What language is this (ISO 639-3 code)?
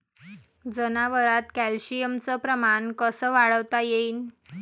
mar